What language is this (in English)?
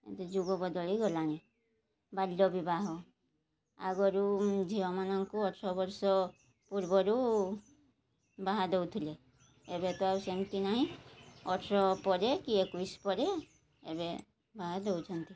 Odia